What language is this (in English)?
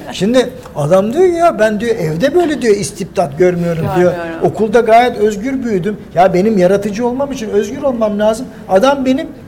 Turkish